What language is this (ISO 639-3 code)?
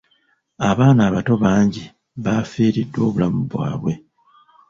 lug